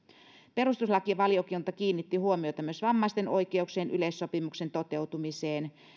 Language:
Finnish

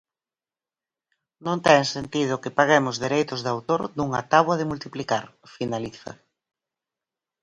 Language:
Galician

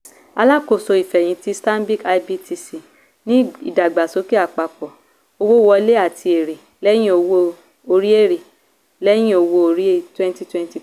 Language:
Yoruba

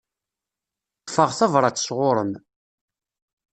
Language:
Kabyle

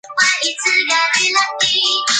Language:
Chinese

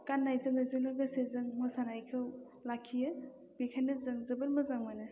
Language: Bodo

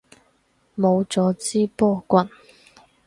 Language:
Cantonese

